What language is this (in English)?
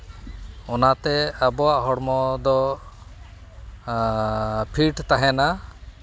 Santali